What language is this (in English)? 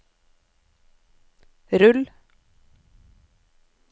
Norwegian